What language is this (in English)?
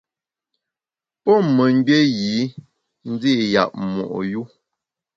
Bamun